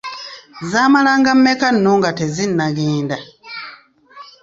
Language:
Ganda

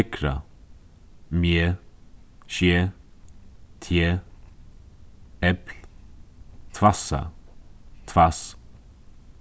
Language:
Faroese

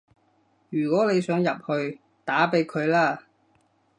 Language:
Cantonese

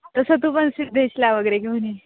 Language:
Marathi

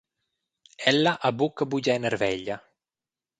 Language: Romansh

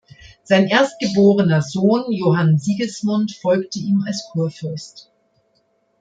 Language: German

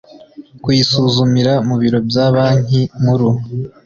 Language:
Kinyarwanda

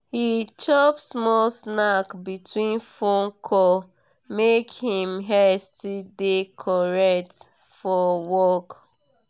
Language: Nigerian Pidgin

